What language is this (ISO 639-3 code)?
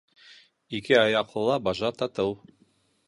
bak